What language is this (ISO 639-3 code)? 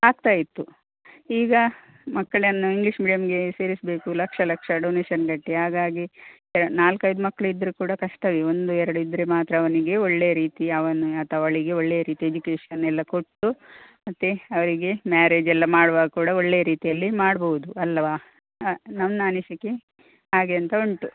kan